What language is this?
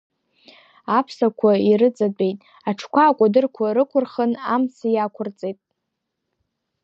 Abkhazian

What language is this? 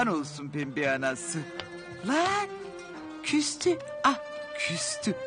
Turkish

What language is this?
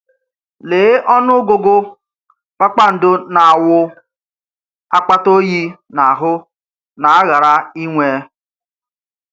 Igbo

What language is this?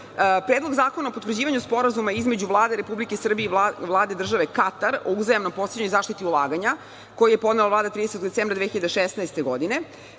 Serbian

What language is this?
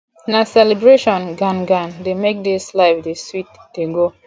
Nigerian Pidgin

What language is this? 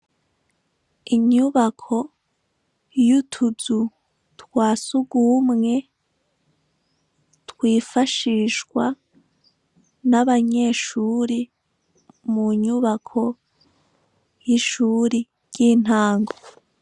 Rundi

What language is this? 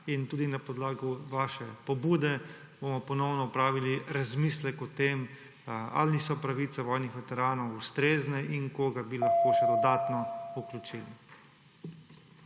Slovenian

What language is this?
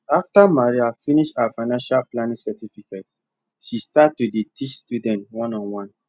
Nigerian Pidgin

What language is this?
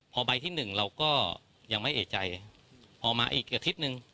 Thai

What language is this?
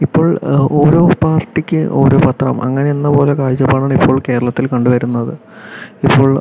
Malayalam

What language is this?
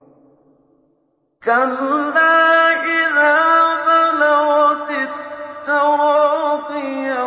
Arabic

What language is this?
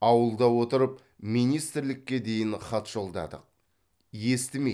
Kazakh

